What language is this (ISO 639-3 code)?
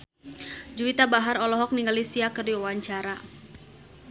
sun